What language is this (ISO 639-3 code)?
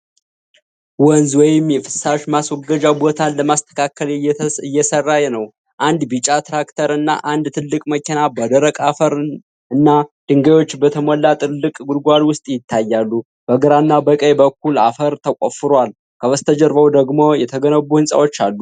amh